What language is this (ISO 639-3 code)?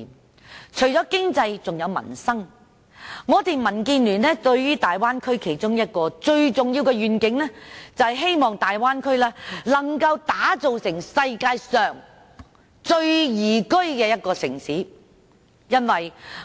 yue